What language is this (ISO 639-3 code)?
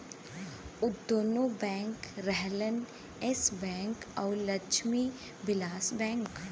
bho